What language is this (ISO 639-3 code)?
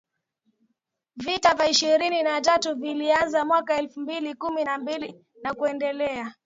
swa